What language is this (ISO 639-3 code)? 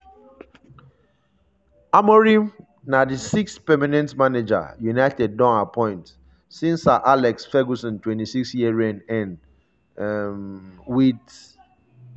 pcm